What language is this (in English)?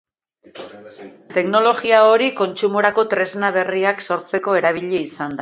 Basque